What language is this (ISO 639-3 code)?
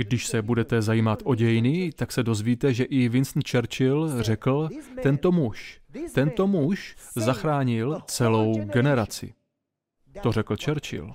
ces